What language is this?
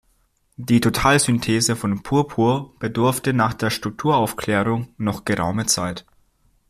German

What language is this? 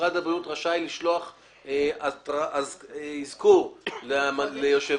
Hebrew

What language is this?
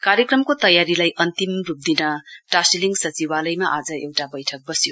Nepali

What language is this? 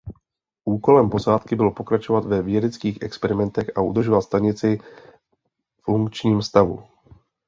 Czech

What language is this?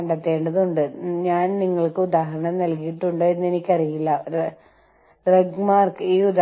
Malayalam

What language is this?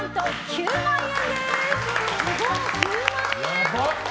Japanese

